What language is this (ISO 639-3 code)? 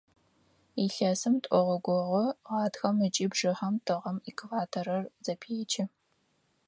ady